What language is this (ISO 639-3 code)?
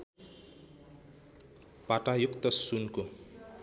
nep